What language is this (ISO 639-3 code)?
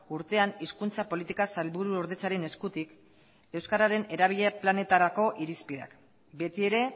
eus